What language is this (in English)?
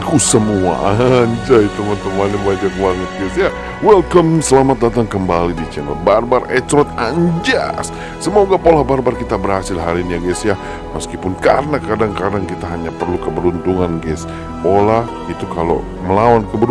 Indonesian